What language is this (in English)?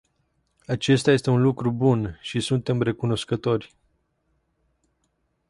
Romanian